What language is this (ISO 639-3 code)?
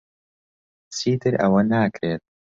ckb